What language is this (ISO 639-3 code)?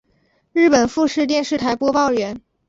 zho